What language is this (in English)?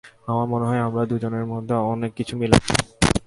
Bangla